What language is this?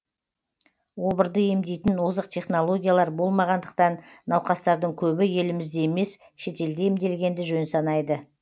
Kazakh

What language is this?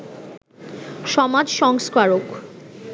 Bangla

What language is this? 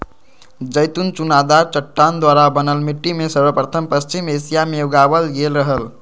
Magahi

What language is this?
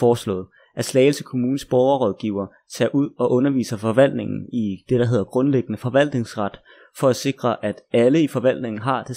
Danish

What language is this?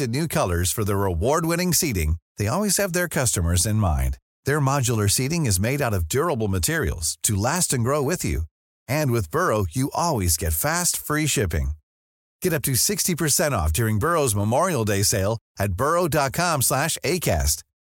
Swedish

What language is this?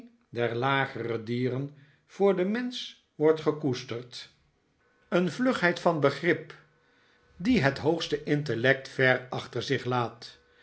Dutch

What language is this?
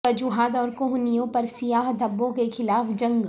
Urdu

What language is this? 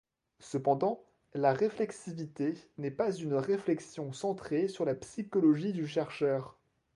French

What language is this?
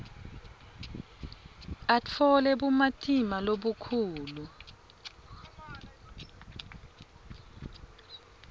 Swati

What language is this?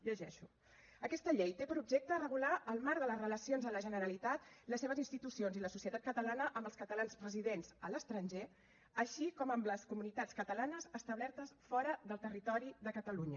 Catalan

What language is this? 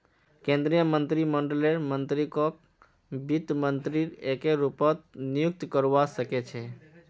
Magahi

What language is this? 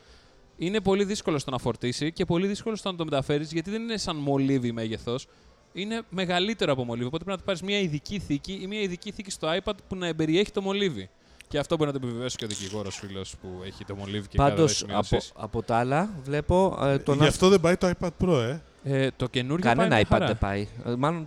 Greek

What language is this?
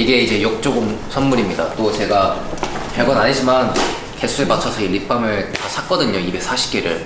Korean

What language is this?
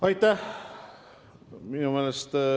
Estonian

